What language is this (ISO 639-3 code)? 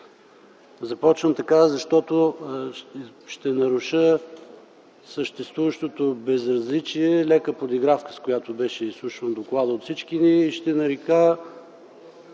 bul